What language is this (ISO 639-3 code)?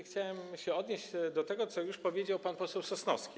pol